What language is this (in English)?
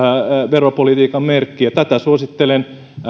Finnish